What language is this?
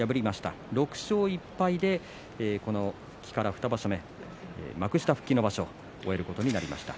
Japanese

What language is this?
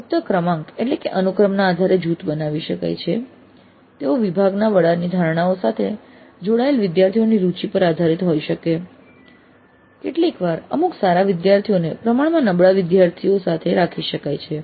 Gujarati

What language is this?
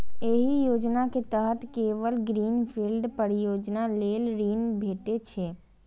Maithili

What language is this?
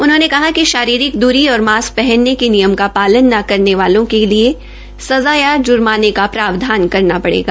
Hindi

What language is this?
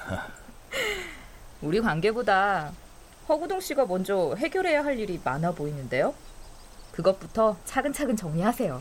Korean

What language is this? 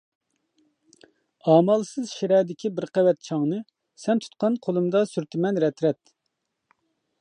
Uyghur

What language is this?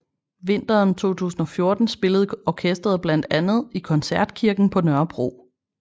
Danish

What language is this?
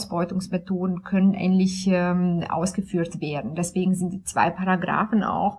German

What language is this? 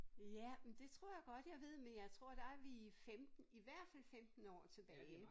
Danish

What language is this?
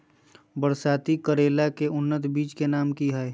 Magahi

